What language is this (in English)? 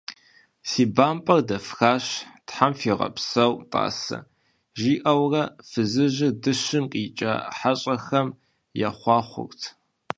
Kabardian